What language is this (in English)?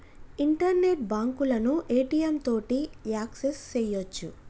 Telugu